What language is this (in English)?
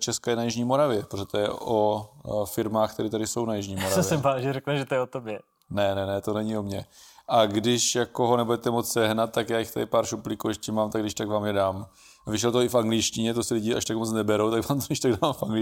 Czech